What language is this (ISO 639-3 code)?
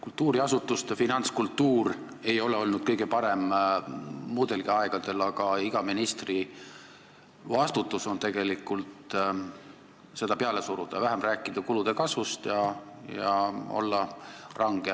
est